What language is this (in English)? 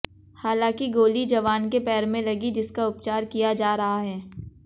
Hindi